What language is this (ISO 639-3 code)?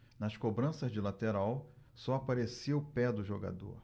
por